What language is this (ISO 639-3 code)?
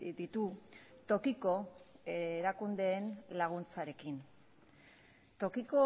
eus